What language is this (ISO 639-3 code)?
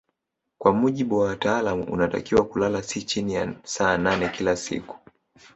swa